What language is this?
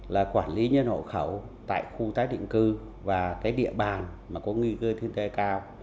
Vietnamese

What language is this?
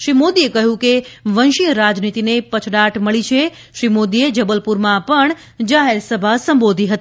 Gujarati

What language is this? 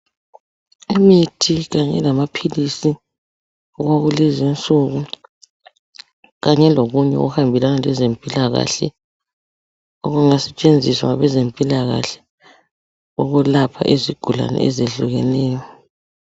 North Ndebele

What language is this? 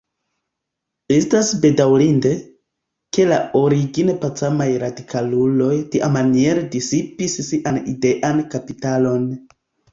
Esperanto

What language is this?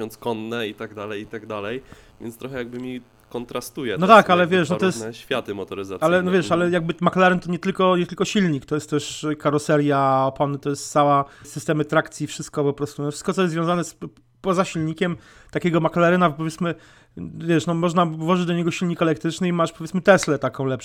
Polish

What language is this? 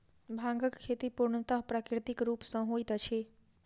Maithili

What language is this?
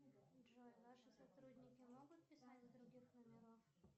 Russian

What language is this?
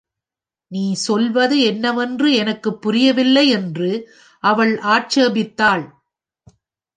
Tamil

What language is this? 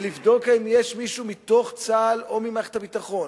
Hebrew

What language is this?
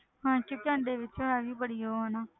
Punjabi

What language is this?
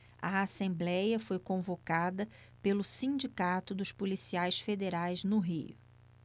Portuguese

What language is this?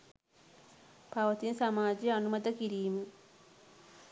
Sinhala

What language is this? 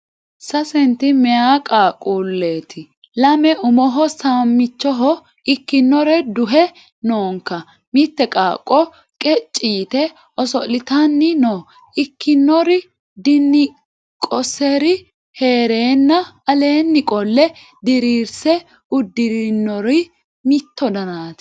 Sidamo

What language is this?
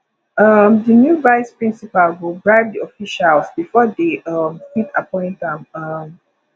Nigerian Pidgin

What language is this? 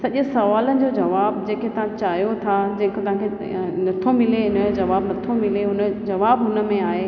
Sindhi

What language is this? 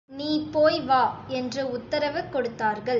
Tamil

